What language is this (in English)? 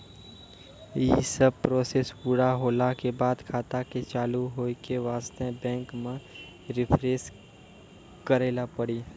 Maithili